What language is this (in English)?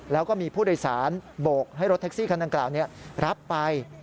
Thai